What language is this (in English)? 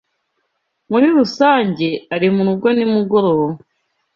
Kinyarwanda